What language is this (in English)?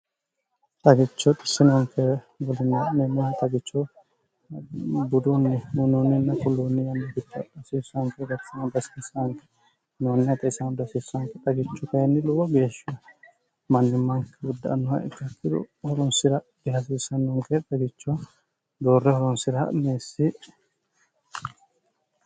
Sidamo